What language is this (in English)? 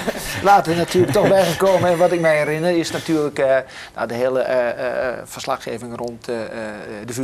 Dutch